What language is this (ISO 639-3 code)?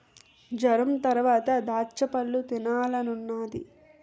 tel